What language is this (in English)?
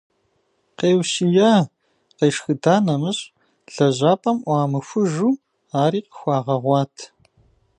Kabardian